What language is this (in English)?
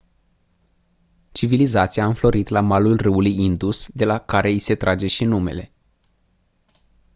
Romanian